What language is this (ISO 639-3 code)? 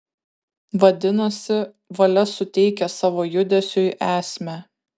lit